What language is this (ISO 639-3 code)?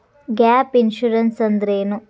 kan